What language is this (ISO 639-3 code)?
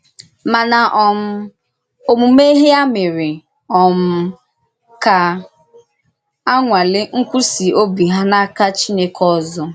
ibo